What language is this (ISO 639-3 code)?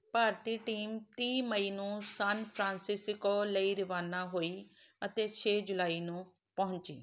pan